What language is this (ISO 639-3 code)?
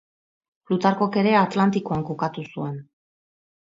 eus